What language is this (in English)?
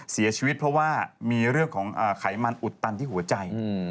Thai